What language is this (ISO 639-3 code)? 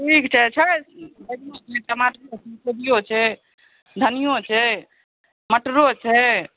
mai